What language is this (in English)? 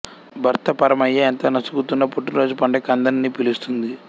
Telugu